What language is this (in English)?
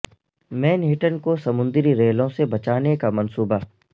Urdu